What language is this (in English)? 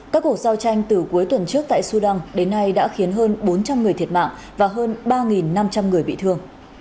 Vietnamese